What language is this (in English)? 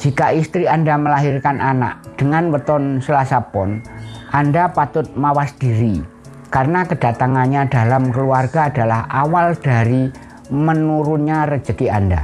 Indonesian